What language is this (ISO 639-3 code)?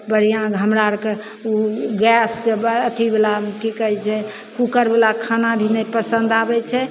mai